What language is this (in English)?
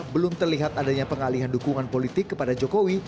Indonesian